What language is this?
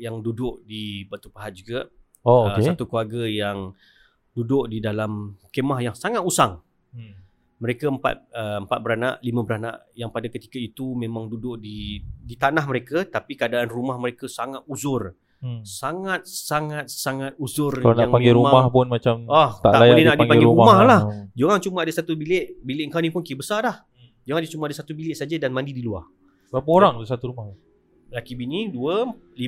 Malay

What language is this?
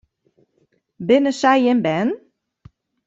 Western Frisian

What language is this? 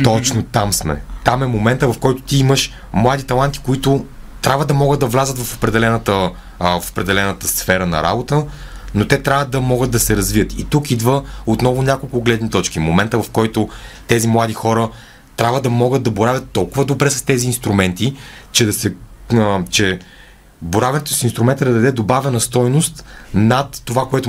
Bulgarian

